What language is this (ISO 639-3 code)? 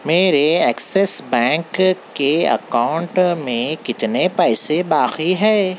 urd